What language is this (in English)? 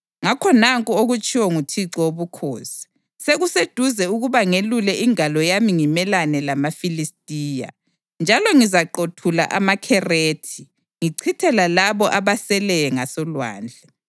North Ndebele